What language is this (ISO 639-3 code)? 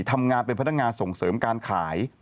tha